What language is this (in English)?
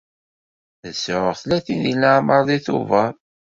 Kabyle